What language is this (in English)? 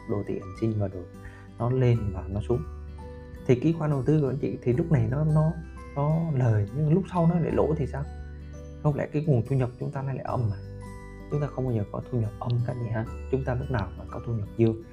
Vietnamese